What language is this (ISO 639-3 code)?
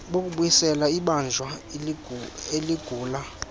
xho